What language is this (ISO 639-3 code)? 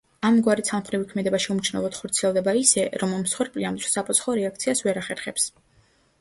kat